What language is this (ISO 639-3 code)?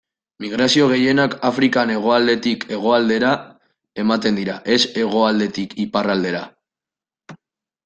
eus